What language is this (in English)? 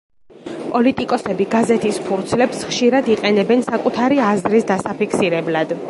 Georgian